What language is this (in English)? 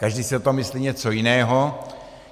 Czech